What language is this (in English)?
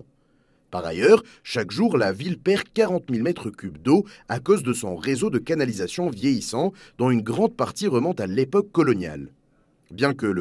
French